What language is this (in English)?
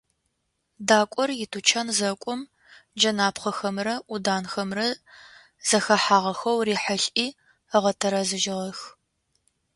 Adyghe